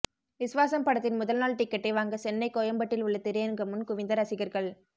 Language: Tamil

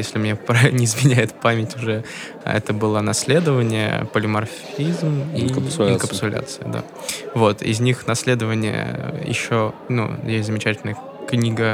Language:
Russian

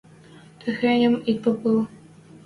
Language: Western Mari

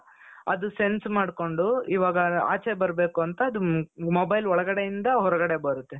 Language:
Kannada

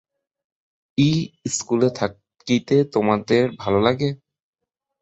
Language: Bangla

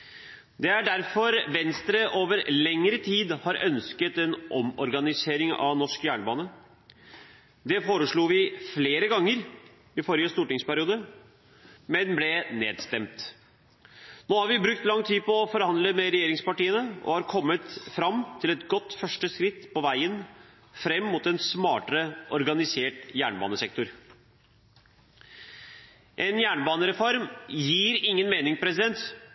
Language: Norwegian Bokmål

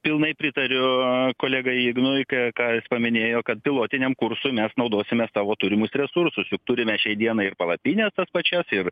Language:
Lithuanian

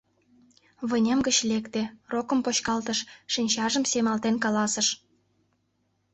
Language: Mari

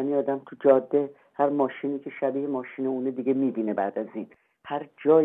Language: Persian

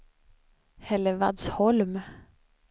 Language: Swedish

